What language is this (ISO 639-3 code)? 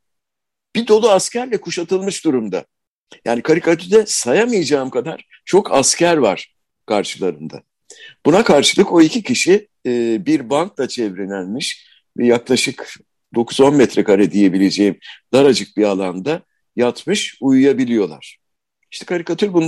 tur